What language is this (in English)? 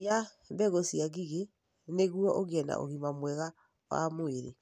Kikuyu